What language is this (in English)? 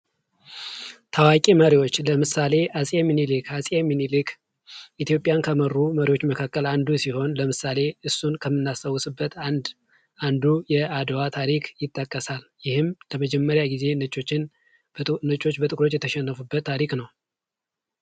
Amharic